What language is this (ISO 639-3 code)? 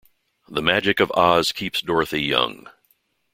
eng